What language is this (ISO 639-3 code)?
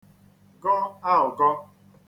ibo